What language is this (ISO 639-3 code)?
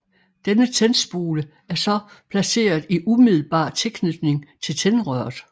dan